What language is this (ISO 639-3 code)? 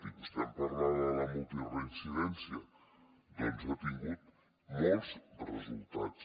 cat